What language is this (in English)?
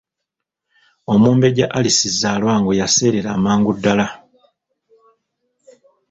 Ganda